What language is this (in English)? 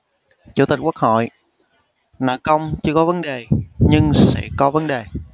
Vietnamese